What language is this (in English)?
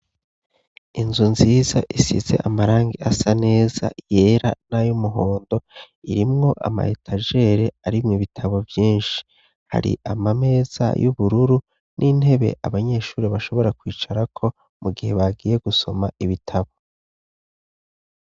Rundi